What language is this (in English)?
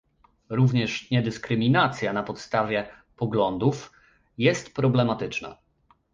Polish